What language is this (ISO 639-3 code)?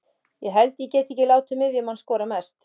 isl